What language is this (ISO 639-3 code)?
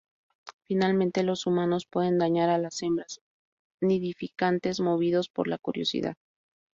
spa